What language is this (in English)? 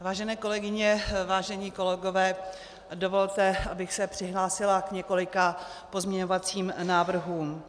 Czech